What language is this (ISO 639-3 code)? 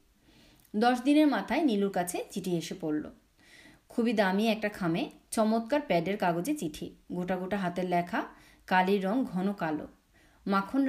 ben